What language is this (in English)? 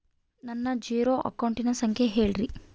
Kannada